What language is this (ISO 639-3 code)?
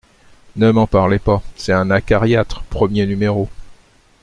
fra